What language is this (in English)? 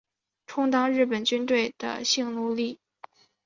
Chinese